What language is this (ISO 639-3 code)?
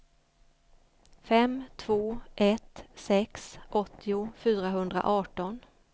swe